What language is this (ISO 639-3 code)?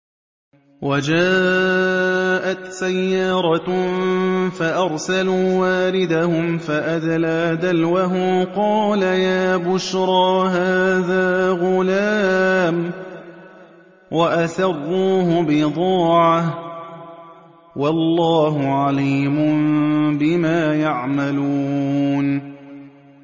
ara